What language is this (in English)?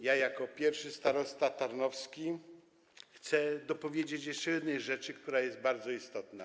Polish